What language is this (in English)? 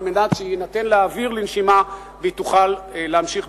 Hebrew